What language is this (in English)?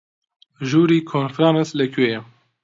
Central Kurdish